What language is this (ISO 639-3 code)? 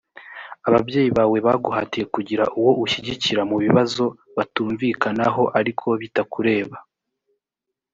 kin